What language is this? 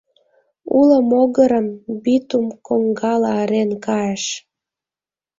Mari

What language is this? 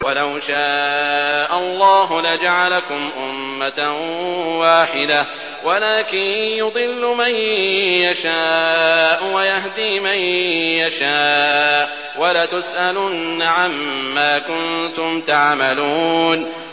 Arabic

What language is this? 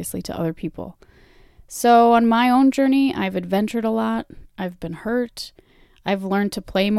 English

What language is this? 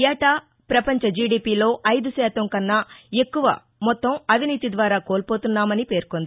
Telugu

